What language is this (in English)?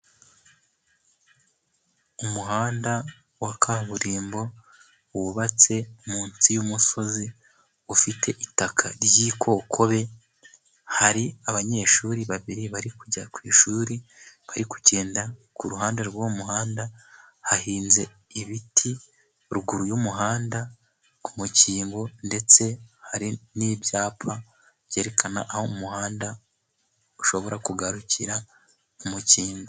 Kinyarwanda